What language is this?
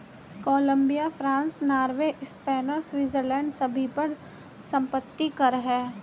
Hindi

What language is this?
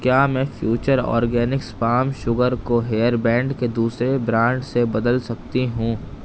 Urdu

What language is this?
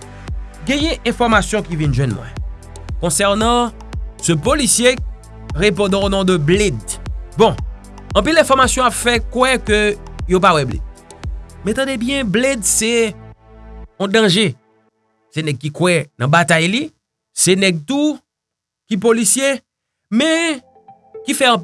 French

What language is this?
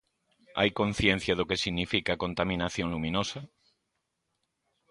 Galician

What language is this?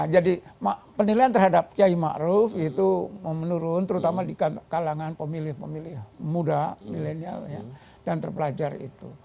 Indonesian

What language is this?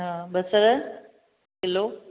Sindhi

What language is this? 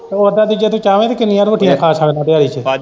Punjabi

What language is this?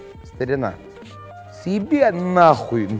Russian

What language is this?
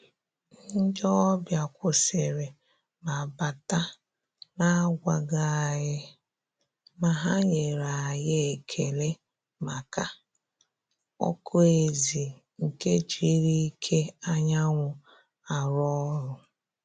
Igbo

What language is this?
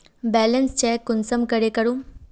Magahi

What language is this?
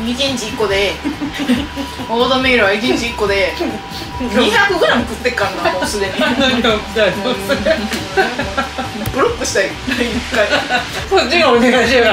Japanese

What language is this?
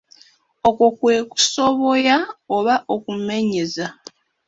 Ganda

